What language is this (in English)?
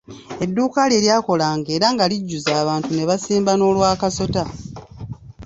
Ganda